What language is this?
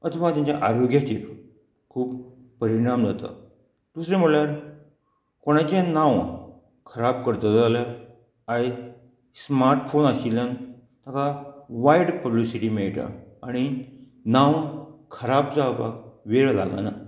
Konkani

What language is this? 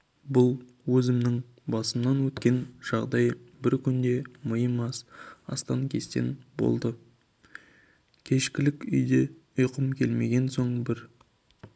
Kazakh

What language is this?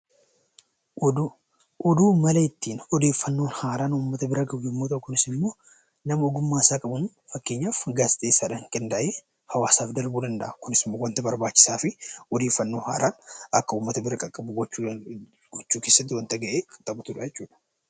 Oromo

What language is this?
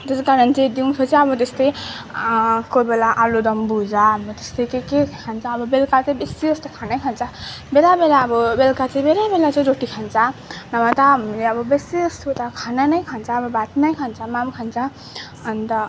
Nepali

